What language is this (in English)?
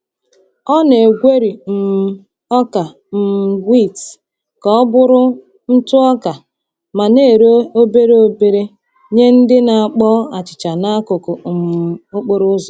Igbo